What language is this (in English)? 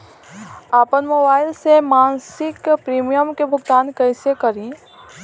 Bhojpuri